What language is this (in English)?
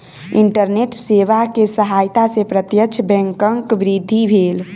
Maithili